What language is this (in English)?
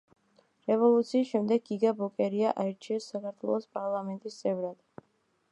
Georgian